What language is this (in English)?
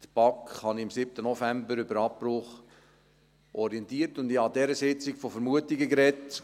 Swiss German